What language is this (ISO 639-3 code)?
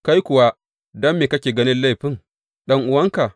hau